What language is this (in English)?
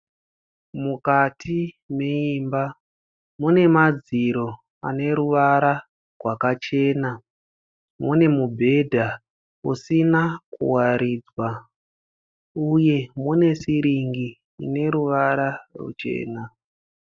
Shona